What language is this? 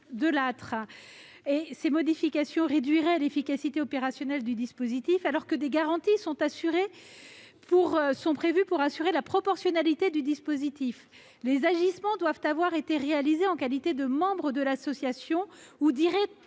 French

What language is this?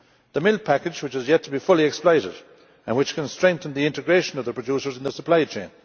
English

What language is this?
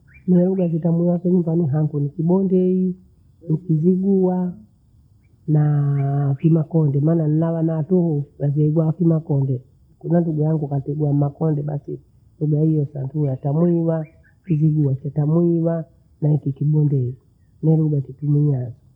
Bondei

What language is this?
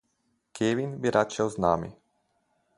Slovenian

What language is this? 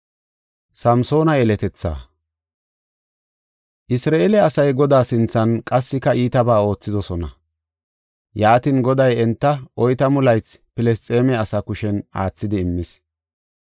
Gofa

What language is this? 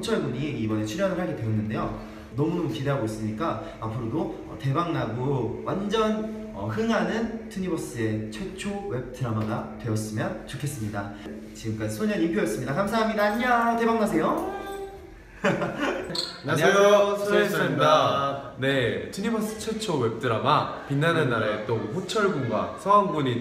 Korean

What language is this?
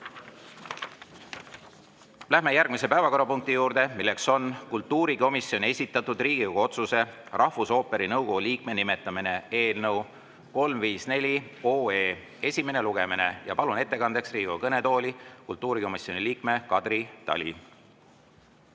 Estonian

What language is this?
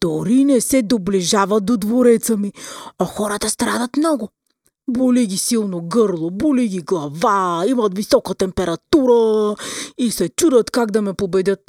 Bulgarian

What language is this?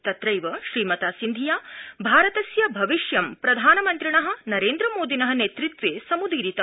Sanskrit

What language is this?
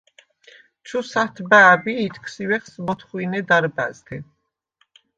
Svan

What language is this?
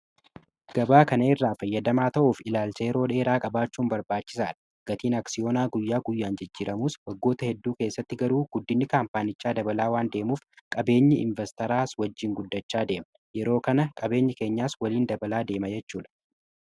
Oromo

